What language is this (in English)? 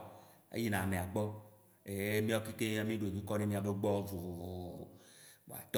Waci Gbe